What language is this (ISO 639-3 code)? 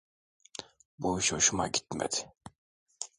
tur